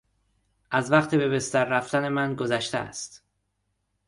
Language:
Persian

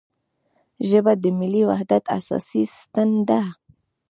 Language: Pashto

